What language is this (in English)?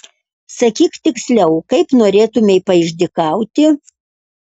Lithuanian